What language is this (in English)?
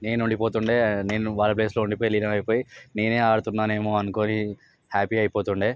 Telugu